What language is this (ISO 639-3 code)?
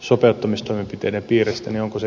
fin